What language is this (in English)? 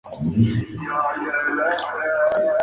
Spanish